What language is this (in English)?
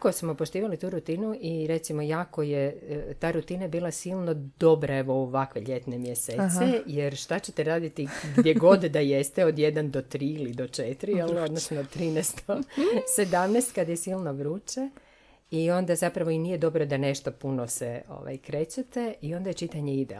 Croatian